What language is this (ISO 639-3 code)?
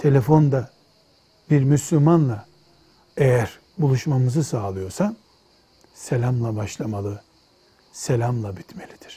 tur